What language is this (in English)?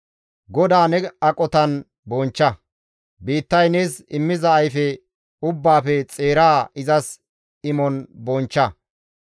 Gamo